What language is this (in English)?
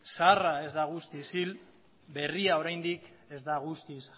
Basque